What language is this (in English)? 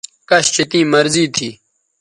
Bateri